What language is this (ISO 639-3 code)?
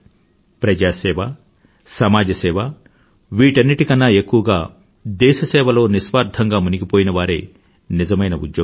tel